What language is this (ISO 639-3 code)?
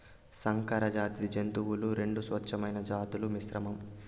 tel